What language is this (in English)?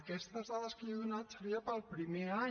Catalan